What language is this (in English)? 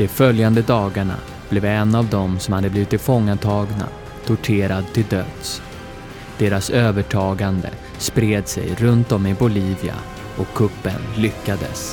Swedish